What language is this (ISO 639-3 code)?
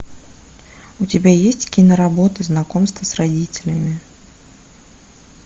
rus